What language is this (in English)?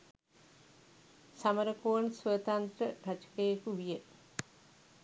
Sinhala